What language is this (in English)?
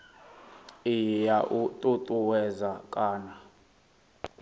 Venda